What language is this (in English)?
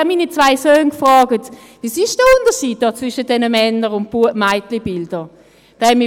Swiss German